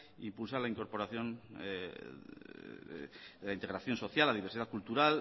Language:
Spanish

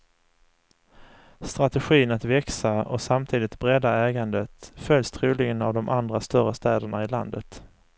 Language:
Swedish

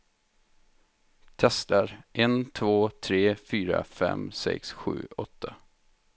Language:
Swedish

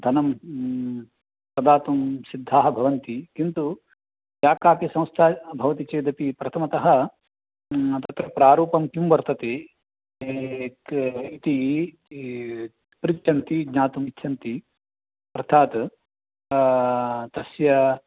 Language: Sanskrit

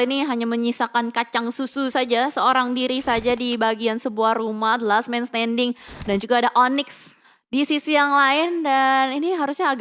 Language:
Indonesian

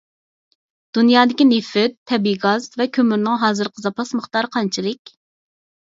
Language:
Uyghur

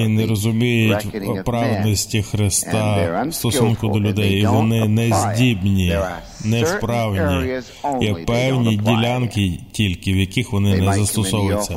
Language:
Ukrainian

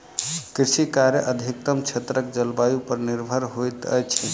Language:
Maithili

